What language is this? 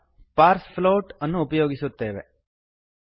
Kannada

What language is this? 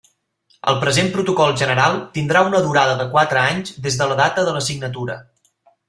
Catalan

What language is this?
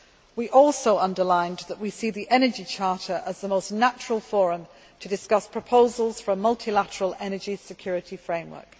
English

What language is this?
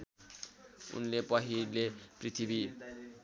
Nepali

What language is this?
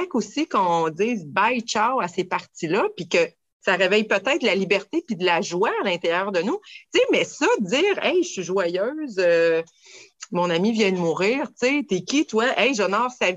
French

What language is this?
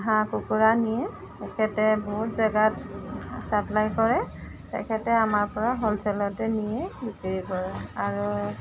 Assamese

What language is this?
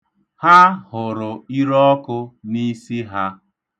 Igbo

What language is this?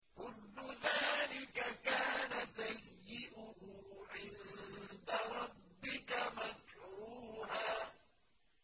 Arabic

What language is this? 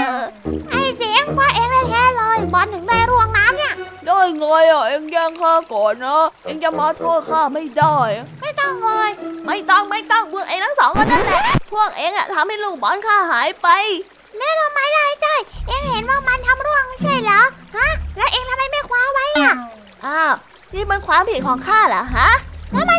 Thai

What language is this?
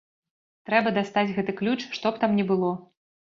Belarusian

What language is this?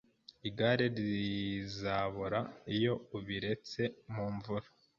Kinyarwanda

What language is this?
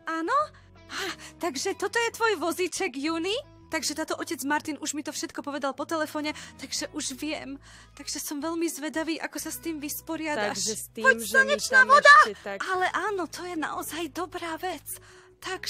Slovak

